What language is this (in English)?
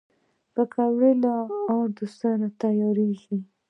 Pashto